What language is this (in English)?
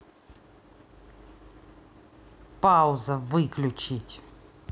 Russian